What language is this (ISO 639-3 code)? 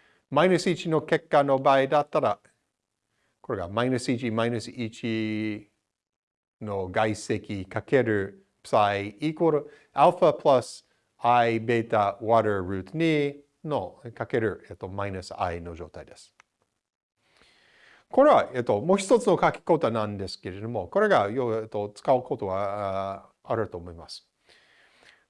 jpn